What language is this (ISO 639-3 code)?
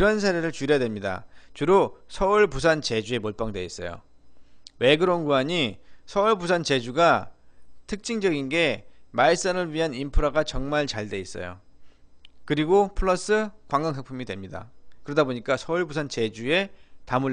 kor